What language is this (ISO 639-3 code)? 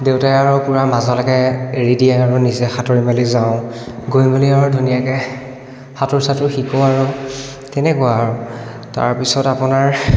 asm